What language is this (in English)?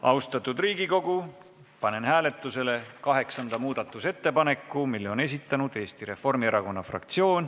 Estonian